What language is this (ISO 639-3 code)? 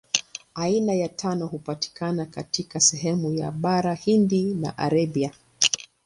swa